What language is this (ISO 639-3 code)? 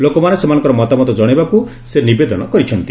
ori